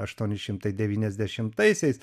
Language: Lithuanian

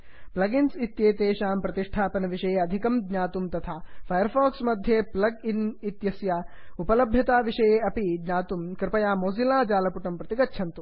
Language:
Sanskrit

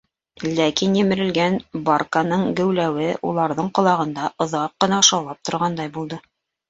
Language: Bashkir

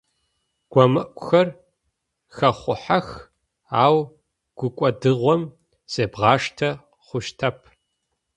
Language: Adyghe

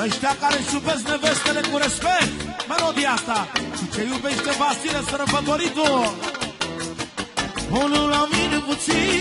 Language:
Romanian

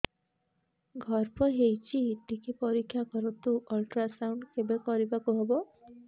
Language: Odia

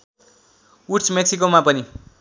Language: Nepali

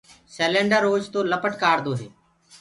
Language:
Gurgula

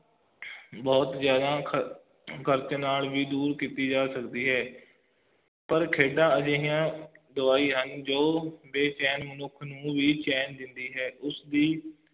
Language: Punjabi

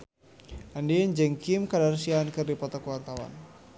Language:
Sundanese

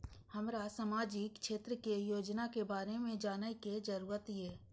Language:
Maithili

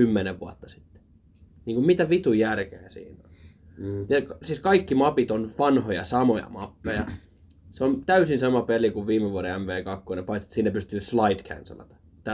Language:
Finnish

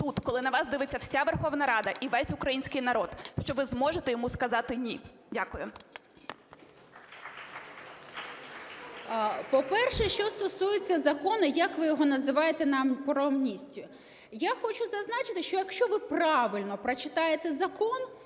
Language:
Ukrainian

